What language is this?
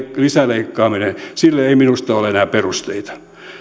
Finnish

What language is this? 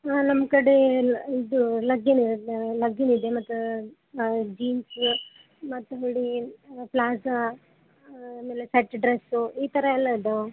Kannada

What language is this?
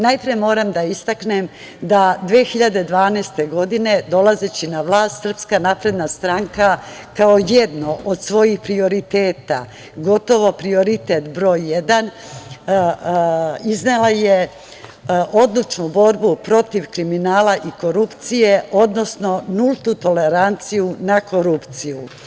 Serbian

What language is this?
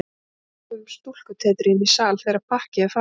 Icelandic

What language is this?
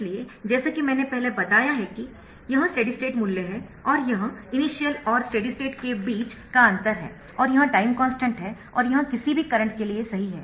Hindi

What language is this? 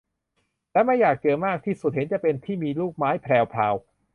Thai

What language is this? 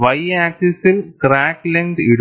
Malayalam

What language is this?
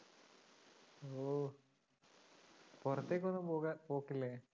Malayalam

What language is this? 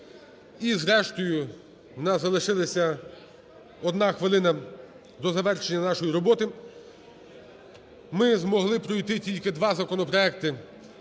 Ukrainian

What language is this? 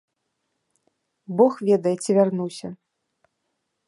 Belarusian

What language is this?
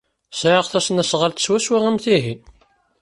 Kabyle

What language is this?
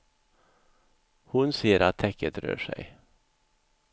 Swedish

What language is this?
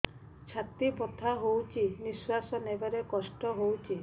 Odia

